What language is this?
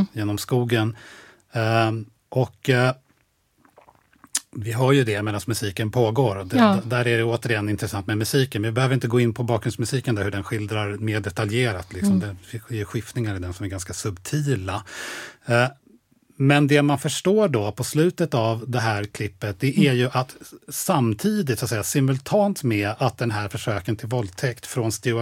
Swedish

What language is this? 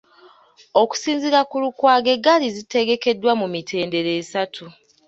Ganda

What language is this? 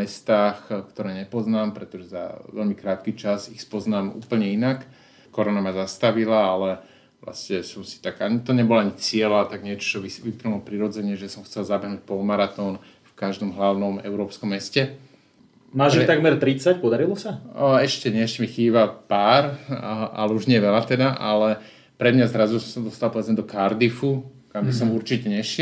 Slovak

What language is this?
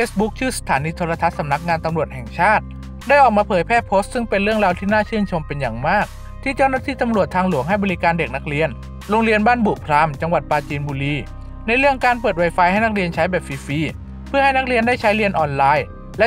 Thai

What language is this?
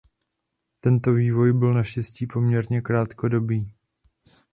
Czech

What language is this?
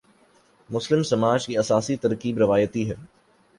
Urdu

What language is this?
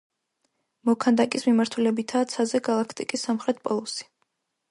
Georgian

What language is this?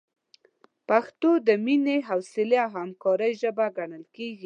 Pashto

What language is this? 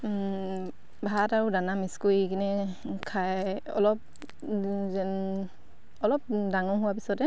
Assamese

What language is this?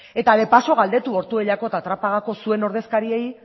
Basque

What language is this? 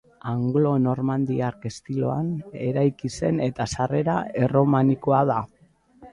Basque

